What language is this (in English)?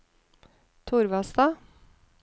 Norwegian